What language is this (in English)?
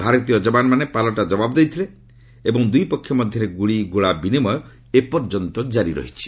Odia